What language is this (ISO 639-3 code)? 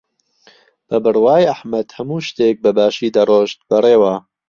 ckb